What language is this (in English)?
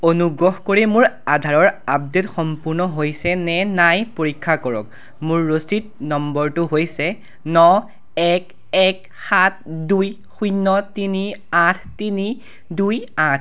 Assamese